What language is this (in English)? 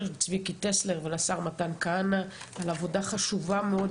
Hebrew